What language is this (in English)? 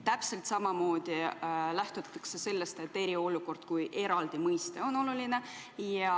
Estonian